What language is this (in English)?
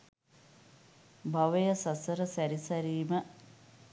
Sinhala